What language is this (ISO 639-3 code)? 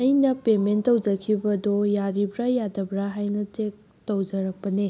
mni